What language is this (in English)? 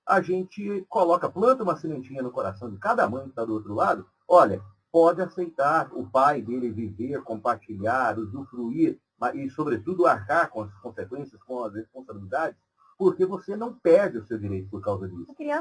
Portuguese